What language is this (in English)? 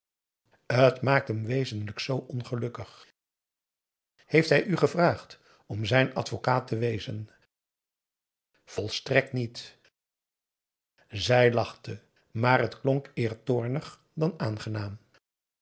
Dutch